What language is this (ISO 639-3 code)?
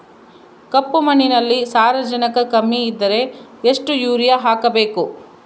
kan